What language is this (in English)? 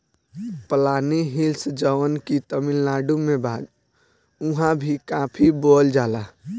Bhojpuri